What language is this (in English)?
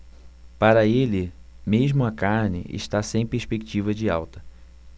Portuguese